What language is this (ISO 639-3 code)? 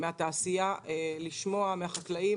heb